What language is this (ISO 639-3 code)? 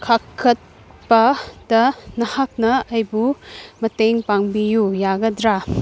mni